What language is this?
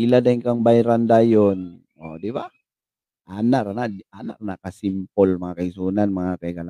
Filipino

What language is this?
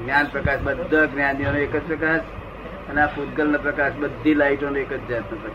Gujarati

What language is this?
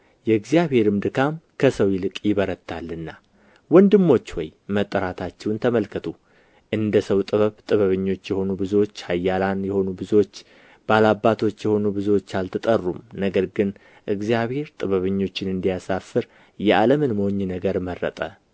Amharic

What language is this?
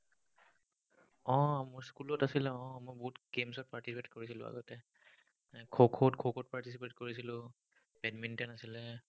Assamese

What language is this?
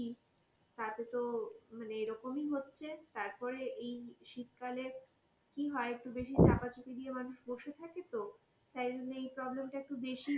Bangla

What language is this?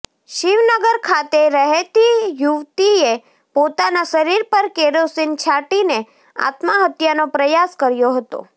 Gujarati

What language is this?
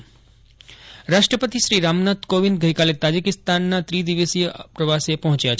Gujarati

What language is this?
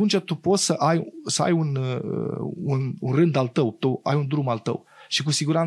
Romanian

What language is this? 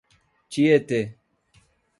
Portuguese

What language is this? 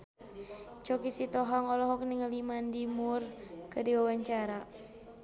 Sundanese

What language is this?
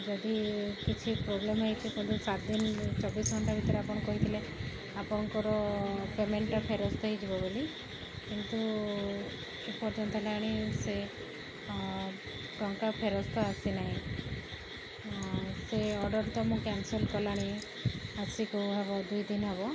Odia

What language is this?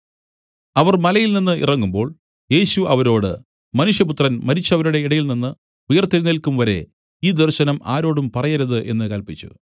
Malayalam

